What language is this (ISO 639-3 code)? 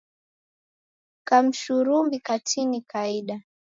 dav